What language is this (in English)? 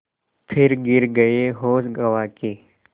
Hindi